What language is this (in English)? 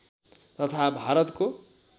Nepali